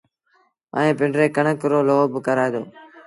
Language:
Sindhi Bhil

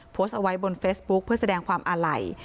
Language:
Thai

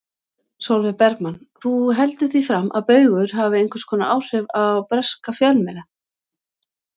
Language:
Icelandic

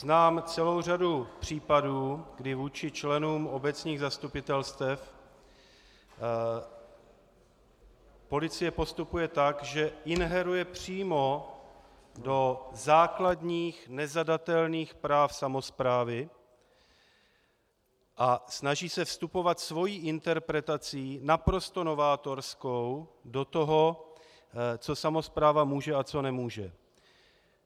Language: Czech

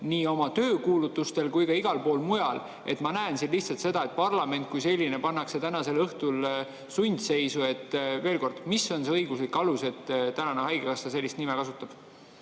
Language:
Estonian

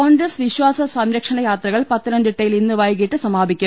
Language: Malayalam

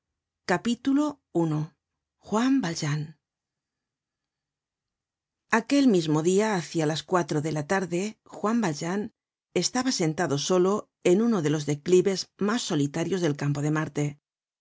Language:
Spanish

